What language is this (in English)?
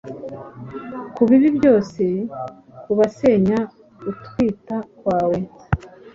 Kinyarwanda